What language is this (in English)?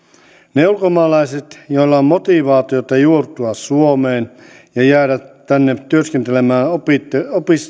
Finnish